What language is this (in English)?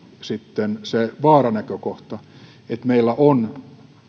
Finnish